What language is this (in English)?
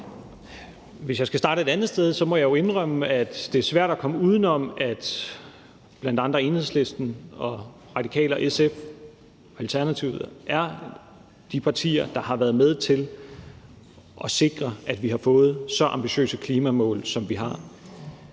Danish